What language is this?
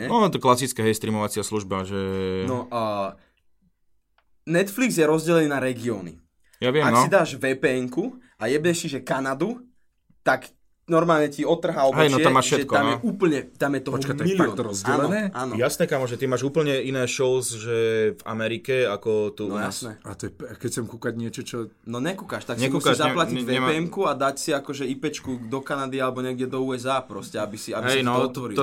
Slovak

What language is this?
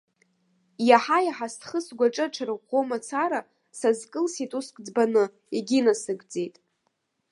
Abkhazian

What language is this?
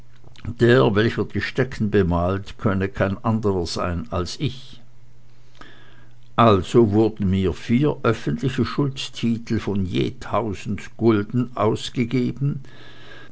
German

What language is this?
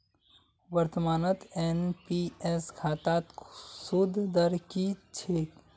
Magahi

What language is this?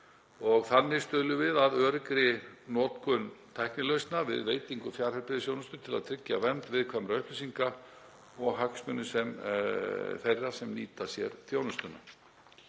Icelandic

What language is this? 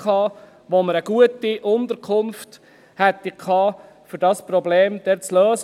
Swiss German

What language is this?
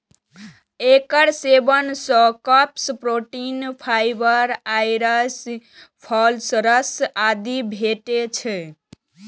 Maithili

